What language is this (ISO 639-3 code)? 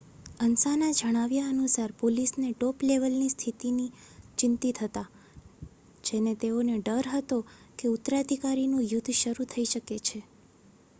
guj